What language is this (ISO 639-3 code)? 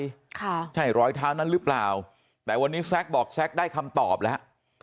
tha